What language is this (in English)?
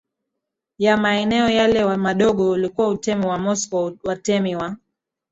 Swahili